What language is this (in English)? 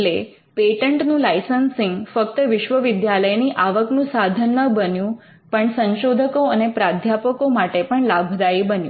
Gujarati